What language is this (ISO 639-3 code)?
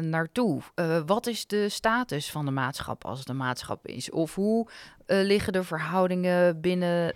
nld